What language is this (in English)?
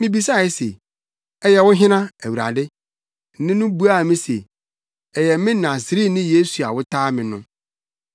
Akan